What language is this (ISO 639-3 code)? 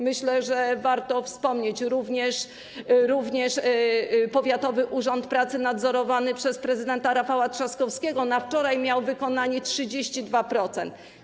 pol